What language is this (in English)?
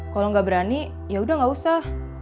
Indonesian